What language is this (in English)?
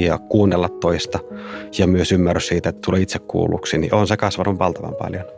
Finnish